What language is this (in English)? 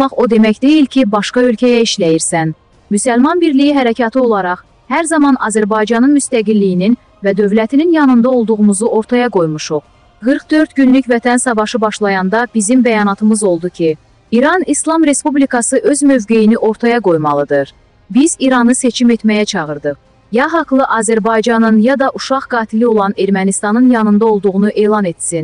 Turkish